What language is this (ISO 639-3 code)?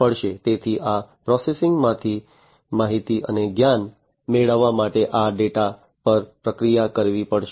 guj